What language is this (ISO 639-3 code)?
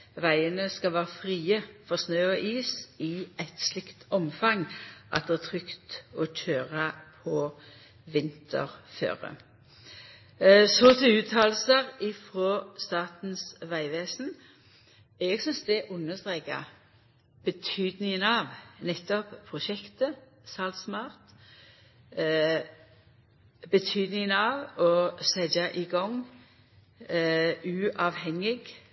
nno